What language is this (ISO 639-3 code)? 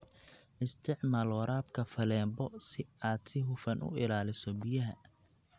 som